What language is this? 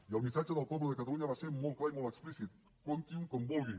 Catalan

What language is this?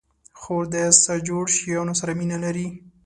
Pashto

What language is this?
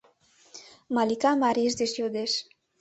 Mari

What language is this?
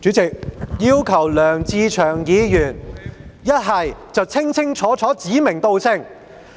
Cantonese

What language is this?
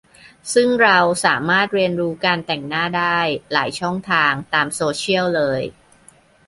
Thai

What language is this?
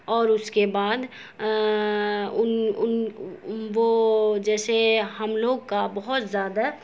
Urdu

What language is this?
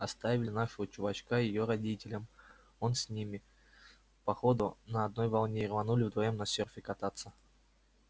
Russian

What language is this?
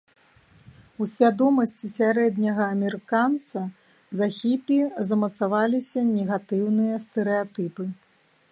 Belarusian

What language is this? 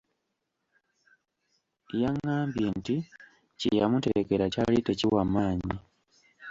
Ganda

